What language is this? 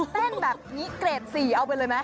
Thai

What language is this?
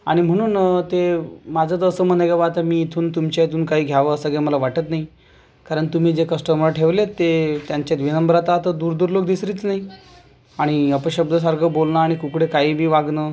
Marathi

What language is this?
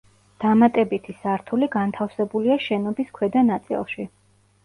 Georgian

